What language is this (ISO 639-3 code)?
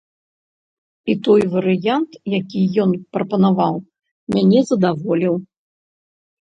bel